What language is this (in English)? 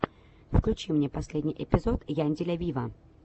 Russian